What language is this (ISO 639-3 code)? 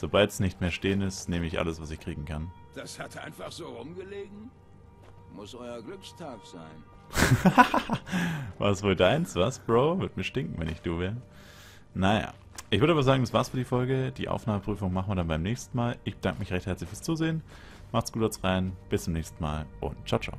deu